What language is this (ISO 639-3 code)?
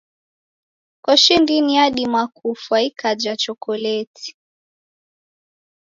dav